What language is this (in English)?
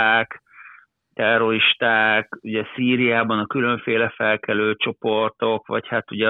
Hungarian